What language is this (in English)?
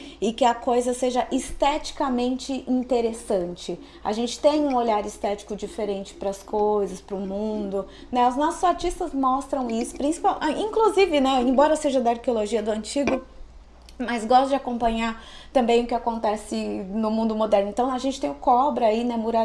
Portuguese